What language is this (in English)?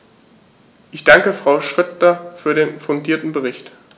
German